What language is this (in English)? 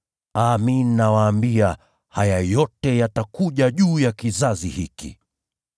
Swahili